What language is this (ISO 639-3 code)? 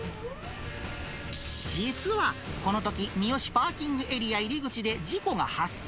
jpn